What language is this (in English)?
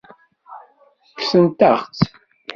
Kabyle